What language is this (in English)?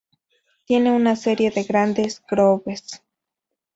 Spanish